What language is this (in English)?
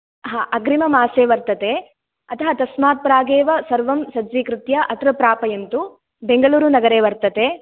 Sanskrit